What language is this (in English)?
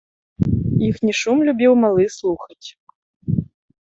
Belarusian